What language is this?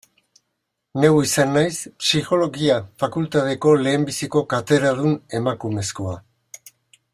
Basque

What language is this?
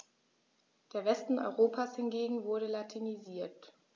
German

